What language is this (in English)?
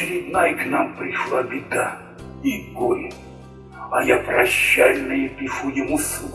Russian